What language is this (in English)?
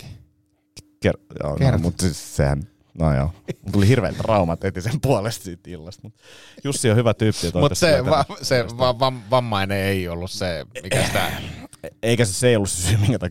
Finnish